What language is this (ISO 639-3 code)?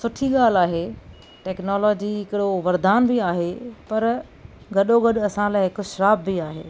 snd